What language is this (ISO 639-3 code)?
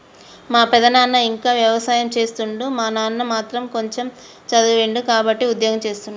tel